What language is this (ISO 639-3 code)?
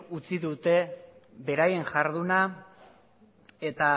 eus